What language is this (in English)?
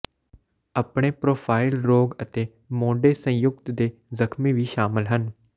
Punjabi